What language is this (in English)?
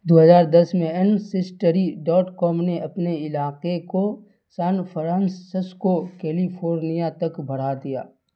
Urdu